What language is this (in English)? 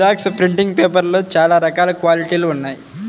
Telugu